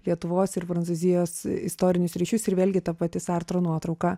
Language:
Lithuanian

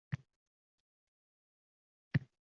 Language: Uzbek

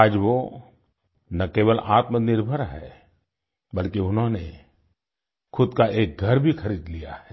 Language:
Hindi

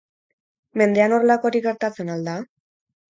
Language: Basque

